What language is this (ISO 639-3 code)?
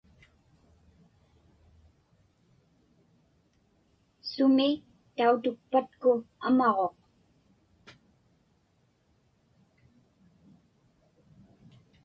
ipk